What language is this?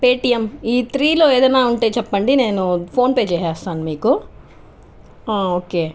Telugu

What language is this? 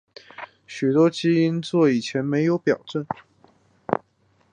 Chinese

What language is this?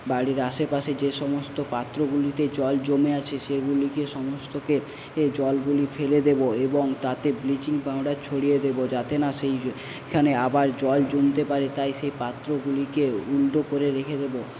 Bangla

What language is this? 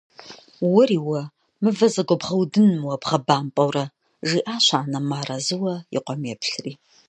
Kabardian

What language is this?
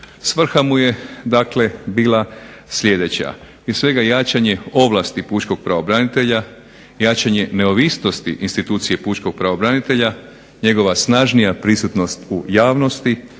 Croatian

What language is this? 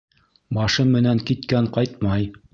Bashkir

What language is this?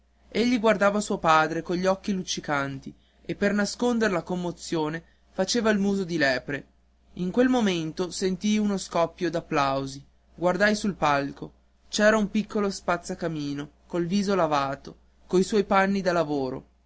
Italian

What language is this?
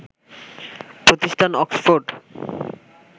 Bangla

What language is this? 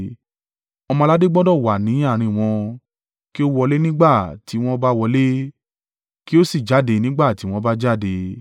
Yoruba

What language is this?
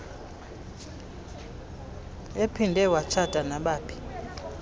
Xhosa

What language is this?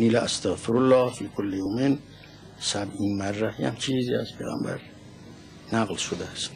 Persian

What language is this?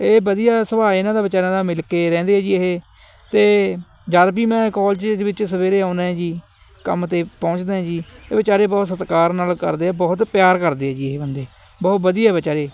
Punjabi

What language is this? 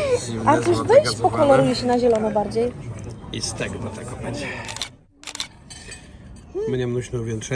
Polish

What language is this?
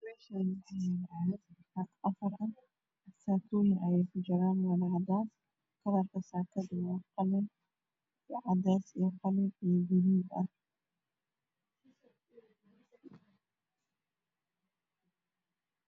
Somali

